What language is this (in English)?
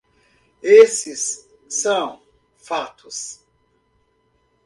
Portuguese